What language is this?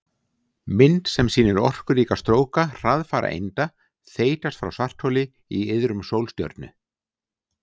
Icelandic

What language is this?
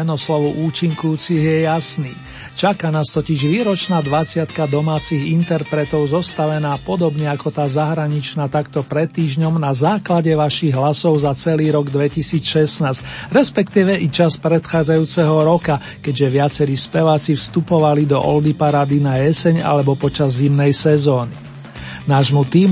Slovak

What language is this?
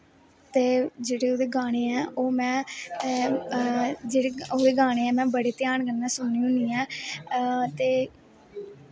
Dogri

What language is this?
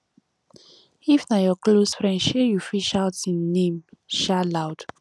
Nigerian Pidgin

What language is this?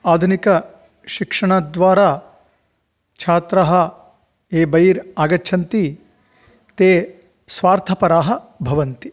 Sanskrit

